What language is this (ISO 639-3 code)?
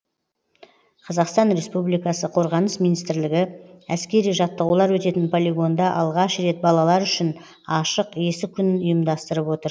kaz